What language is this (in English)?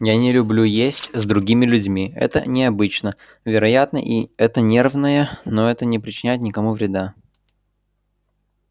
Russian